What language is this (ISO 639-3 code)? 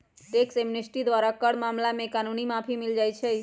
mag